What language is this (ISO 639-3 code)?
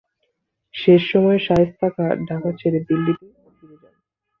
ben